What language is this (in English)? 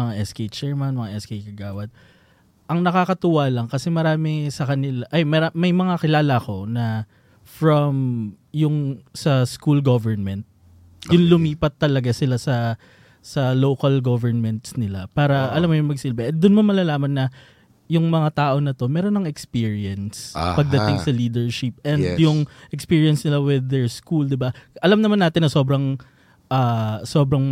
Filipino